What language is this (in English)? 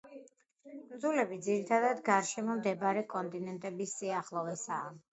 Georgian